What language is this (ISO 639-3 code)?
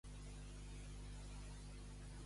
cat